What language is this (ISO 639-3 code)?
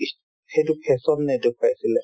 asm